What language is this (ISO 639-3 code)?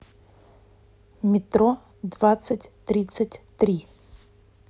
rus